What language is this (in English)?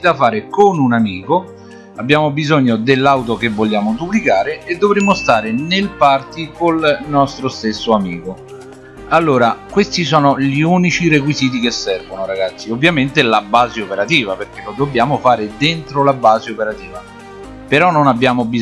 Italian